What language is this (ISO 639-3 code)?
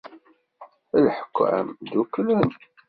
kab